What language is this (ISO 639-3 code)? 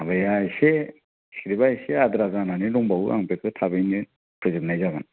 brx